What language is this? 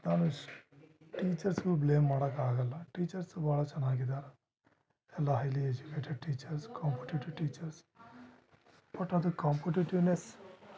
Kannada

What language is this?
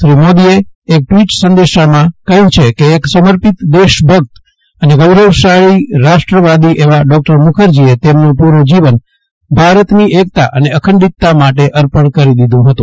Gujarati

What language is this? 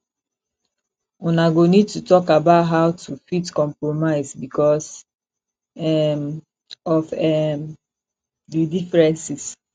Nigerian Pidgin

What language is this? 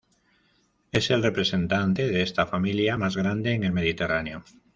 Spanish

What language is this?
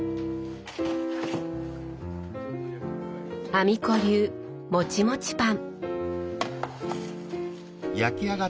Japanese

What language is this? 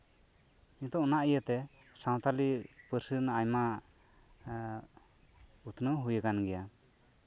Santali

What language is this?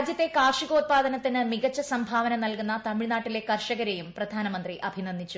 Malayalam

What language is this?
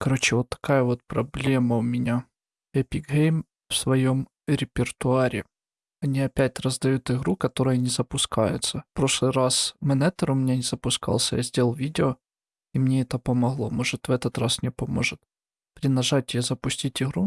Russian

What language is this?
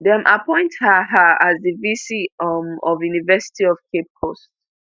Nigerian Pidgin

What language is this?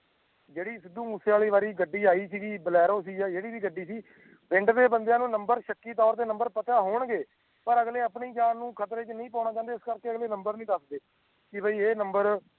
Punjabi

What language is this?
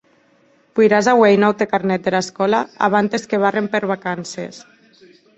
Occitan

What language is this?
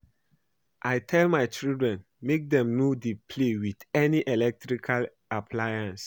Nigerian Pidgin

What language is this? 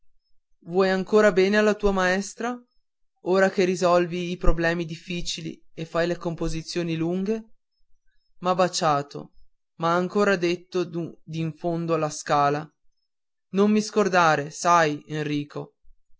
Italian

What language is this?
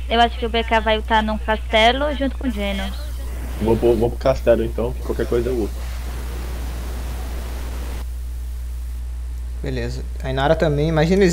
Portuguese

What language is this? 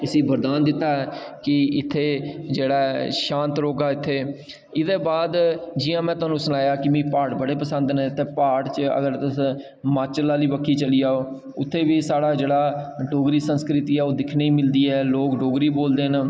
Dogri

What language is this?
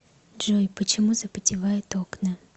Russian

